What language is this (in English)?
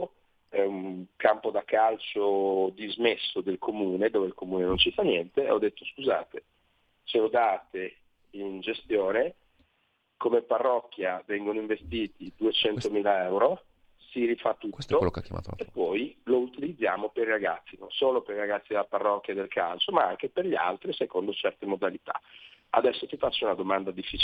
Italian